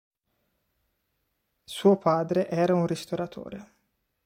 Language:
Italian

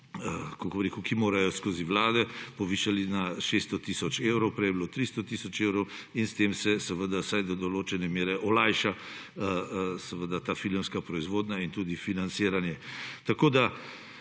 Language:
Slovenian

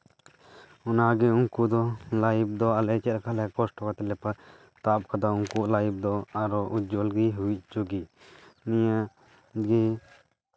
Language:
Santali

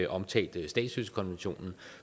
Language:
Danish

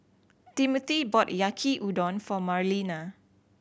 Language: English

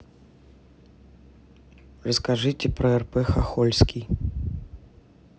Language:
Russian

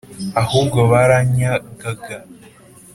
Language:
Kinyarwanda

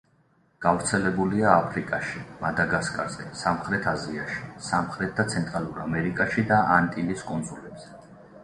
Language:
Georgian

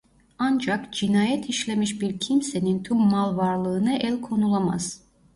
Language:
Turkish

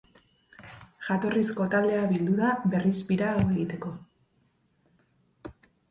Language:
Basque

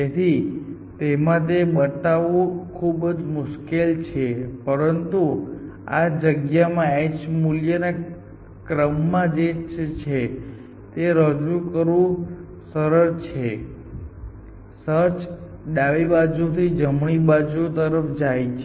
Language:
Gujarati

